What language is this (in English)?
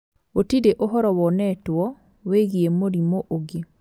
Kikuyu